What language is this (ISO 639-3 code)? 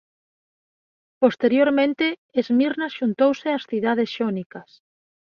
glg